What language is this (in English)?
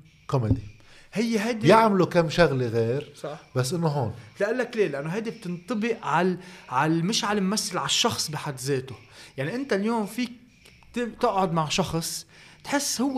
Arabic